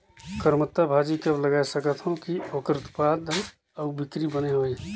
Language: Chhattisgarhi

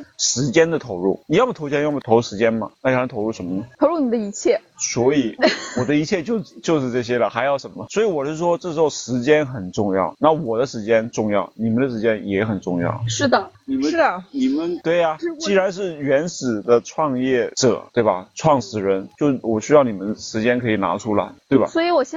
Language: Chinese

